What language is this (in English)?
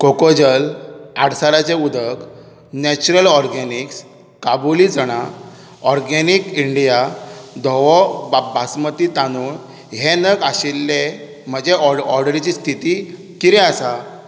Konkani